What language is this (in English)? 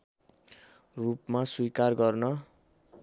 Nepali